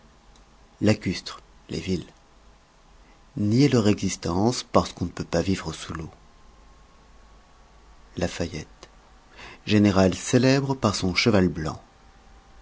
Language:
French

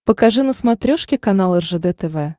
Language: Russian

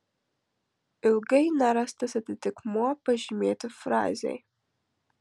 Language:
Lithuanian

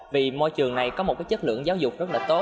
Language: Vietnamese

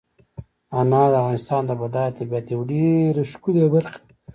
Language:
Pashto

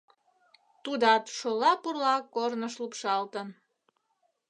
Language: Mari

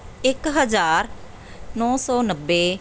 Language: Punjabi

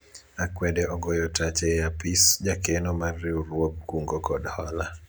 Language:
Luo (Kenya and Tanzania)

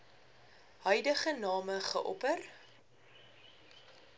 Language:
Afrikaans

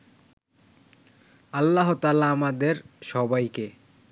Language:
Bangla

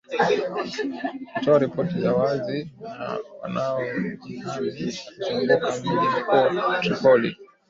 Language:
Swahili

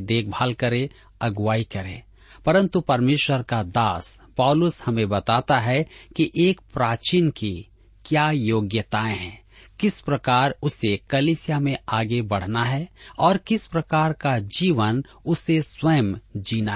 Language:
Hindi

